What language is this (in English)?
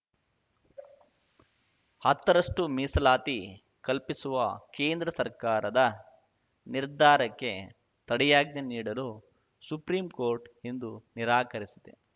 Kannada